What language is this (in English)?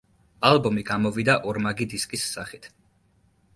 Georgian